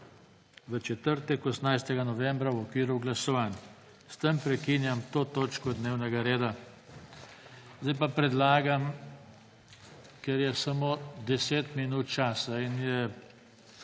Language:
Slovenian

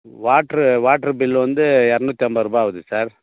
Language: Tamil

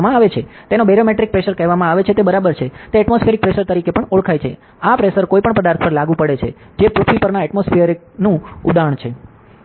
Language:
Gujarati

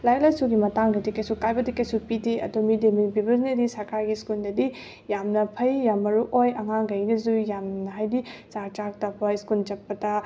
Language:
Manipuri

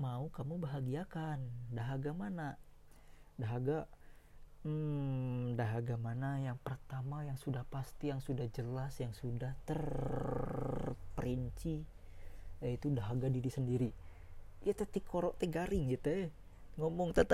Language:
Indonesian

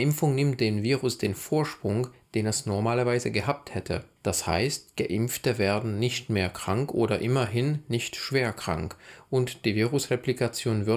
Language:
German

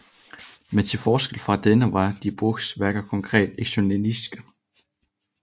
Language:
Danish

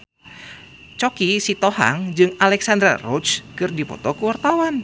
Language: Sundanese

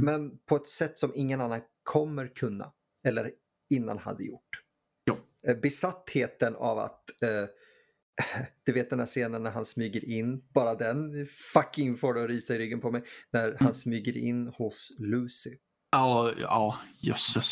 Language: Swedish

